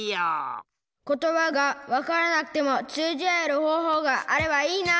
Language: Japanese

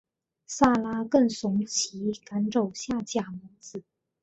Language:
Chinese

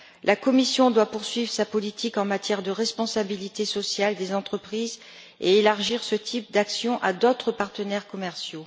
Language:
French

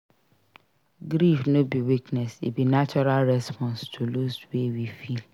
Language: Nigerian Pidgin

